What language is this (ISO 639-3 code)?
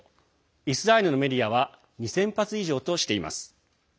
jpn